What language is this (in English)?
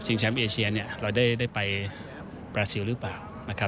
Thai